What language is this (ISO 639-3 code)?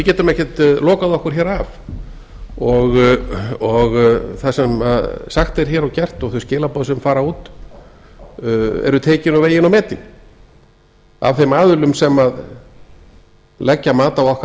isl